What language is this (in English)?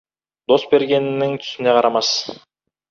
Kazakh